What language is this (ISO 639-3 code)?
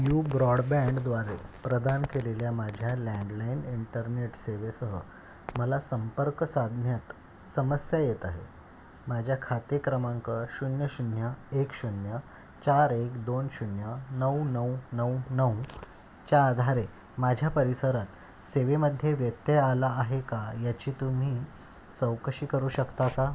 mar